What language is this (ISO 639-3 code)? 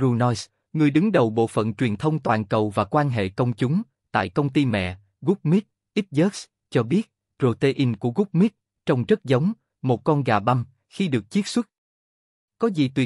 vie